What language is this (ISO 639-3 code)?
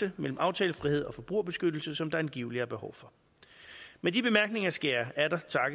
dan